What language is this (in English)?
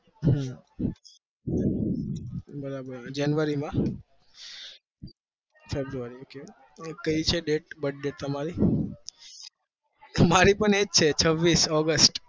Gujarati